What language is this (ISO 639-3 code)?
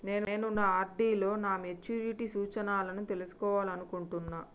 tel